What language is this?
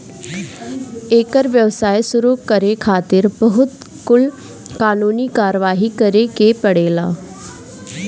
Bhojpuri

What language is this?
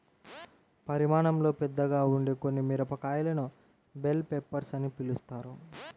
Telugu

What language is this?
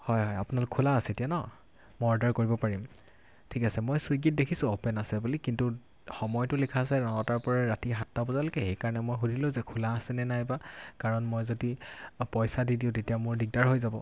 Assamese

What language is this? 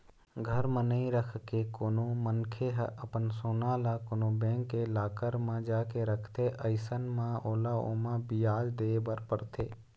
Chhattisgarhi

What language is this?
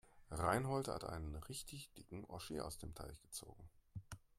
German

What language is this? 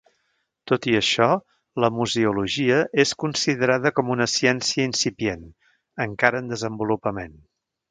Catalan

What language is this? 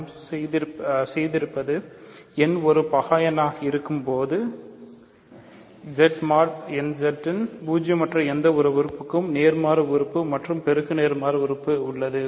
Tamil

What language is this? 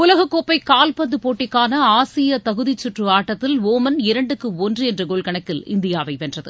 Tamil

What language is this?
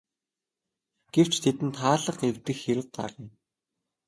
Mongolian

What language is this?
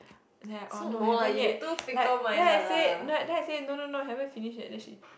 English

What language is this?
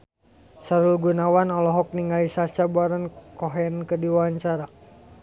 Sundanese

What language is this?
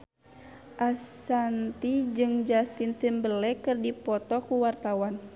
Sundanese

